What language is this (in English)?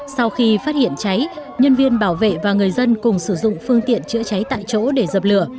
Vietnamese